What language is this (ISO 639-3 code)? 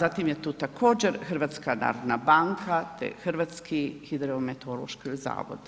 hrv